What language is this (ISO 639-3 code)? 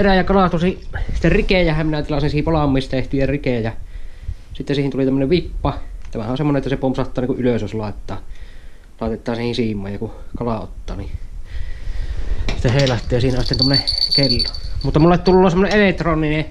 fin